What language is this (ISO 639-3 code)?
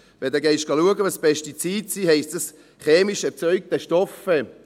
gsw